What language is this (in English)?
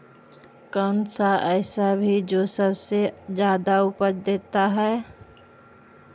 Magahi